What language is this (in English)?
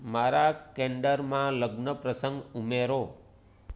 Gujarati